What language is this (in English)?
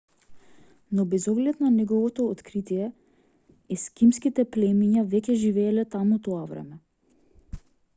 Macedonian